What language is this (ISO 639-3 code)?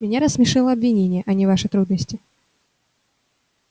rus